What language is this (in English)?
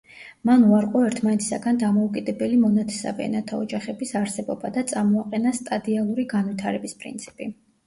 Georgian